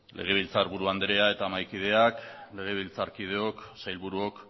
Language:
Basque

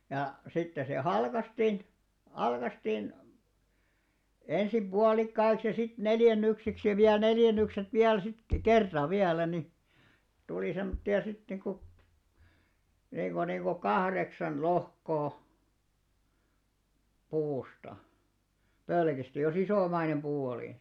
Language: Finnish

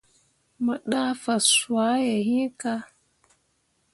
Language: Mundang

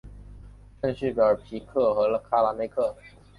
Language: Chinese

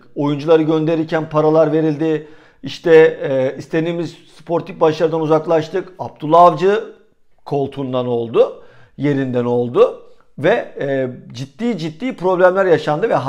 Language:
Turkish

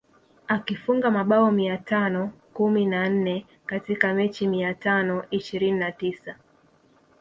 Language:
Swahili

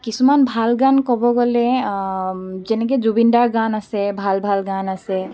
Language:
Assamese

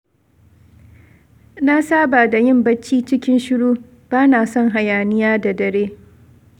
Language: Hausa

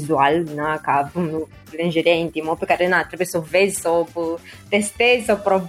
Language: Romanian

